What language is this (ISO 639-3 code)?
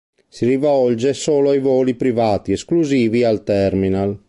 ita